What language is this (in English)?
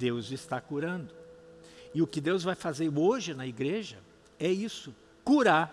Portuguese